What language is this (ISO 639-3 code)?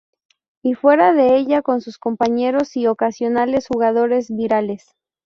spa